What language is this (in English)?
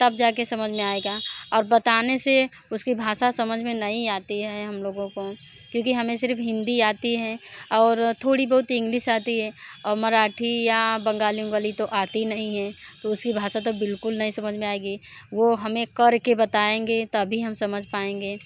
Hindi